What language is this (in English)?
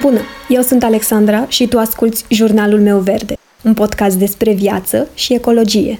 Romanian